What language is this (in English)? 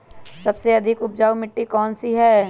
Magahi